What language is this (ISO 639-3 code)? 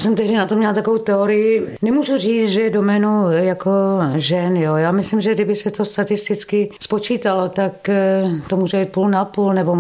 ces